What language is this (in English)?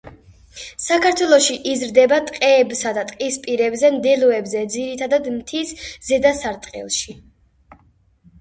Georgian